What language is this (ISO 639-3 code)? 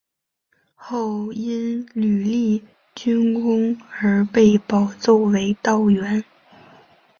zho